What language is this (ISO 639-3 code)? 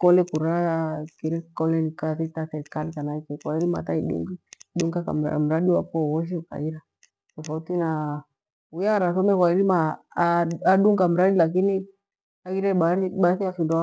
gwe